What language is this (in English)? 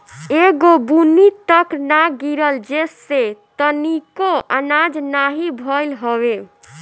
Bhojpuri